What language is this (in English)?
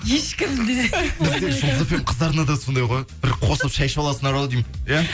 Kazakh